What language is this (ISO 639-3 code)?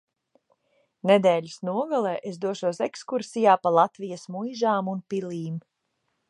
lav